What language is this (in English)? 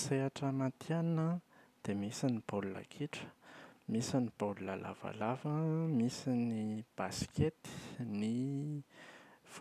Malagasy